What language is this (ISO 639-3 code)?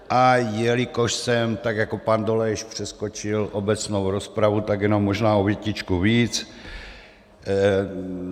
ces